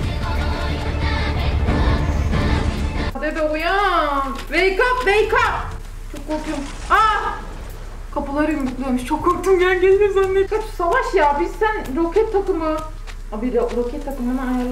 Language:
Turkish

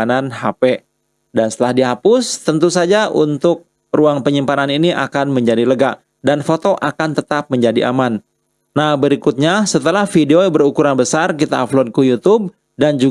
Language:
Indonesian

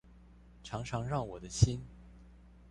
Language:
Chinese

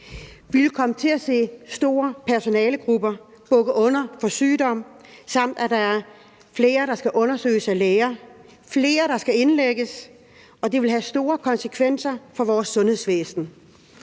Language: Danish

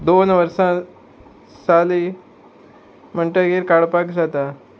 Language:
Konkani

